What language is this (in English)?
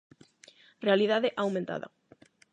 Galician